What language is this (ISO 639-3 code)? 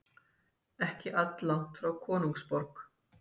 isl